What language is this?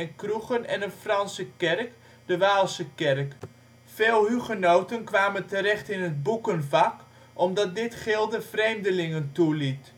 Dutch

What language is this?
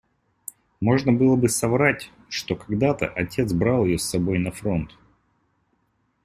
Russian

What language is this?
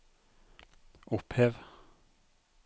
Norwegian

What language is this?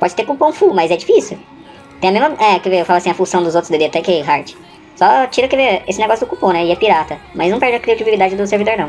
Portuguese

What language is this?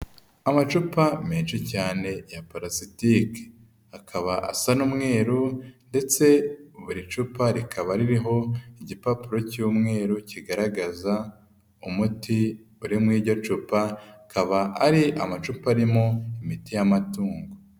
Kinyarwanda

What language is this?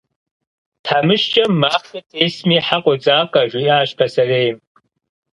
Kabardian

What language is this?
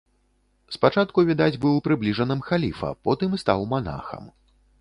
Belarusian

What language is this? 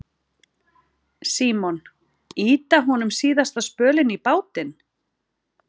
Icelandic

